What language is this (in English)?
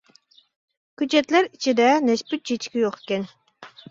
Uyghur